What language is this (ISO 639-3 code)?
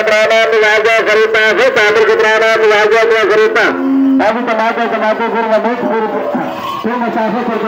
ind